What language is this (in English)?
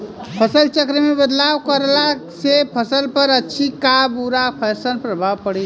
Bhojpuri